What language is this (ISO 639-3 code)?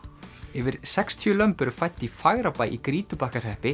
isl